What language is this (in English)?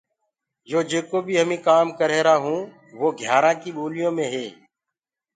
Gurgula